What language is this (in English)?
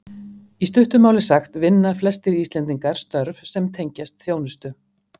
Icelandic